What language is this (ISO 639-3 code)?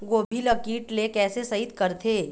hne